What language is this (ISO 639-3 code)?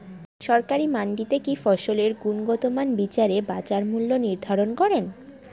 ben